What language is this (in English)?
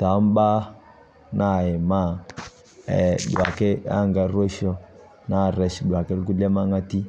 Masai